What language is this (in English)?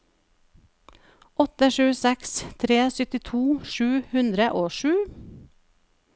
Norwegian